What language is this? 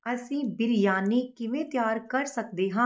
Punjabi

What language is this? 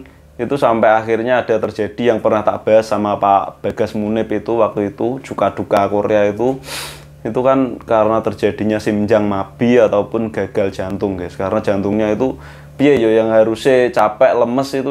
Indonesian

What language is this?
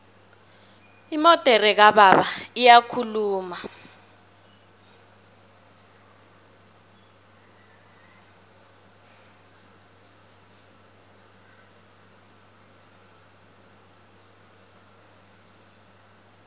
South Ndebele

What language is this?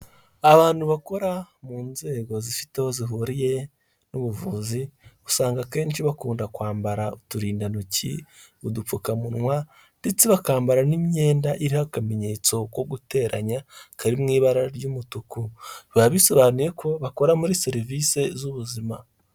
Kinyarwanda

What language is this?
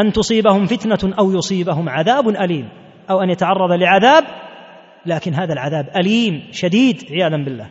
Arabic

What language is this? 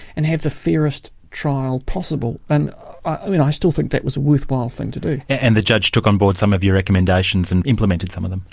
English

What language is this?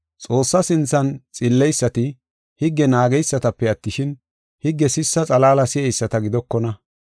Gofa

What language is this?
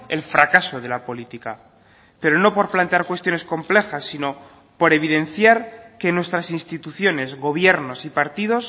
Spanish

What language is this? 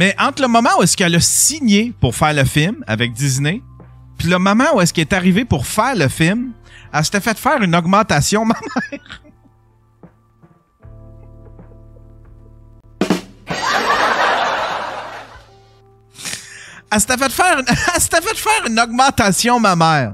French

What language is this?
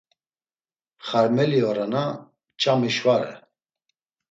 Laz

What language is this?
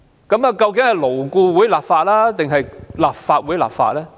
Cantonese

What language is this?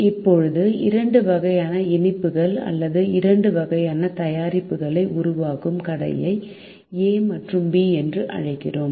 Tamil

